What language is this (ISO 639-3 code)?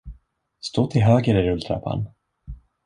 swe